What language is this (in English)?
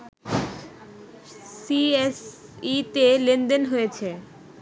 Bangla